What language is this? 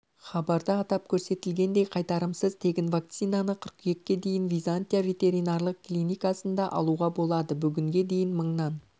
Kazakh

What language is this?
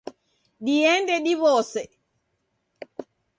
Taita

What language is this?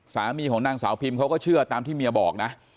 Thai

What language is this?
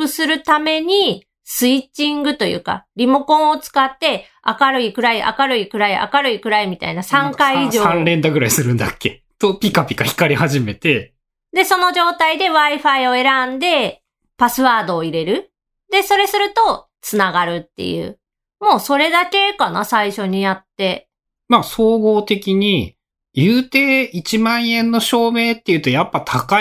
Japanese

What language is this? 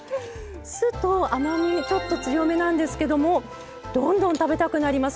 Japanese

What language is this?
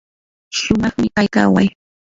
Yanahuanca Pasco Quechua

